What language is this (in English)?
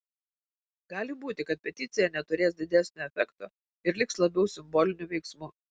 Lithuanian